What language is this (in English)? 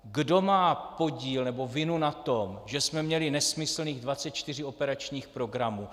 Czech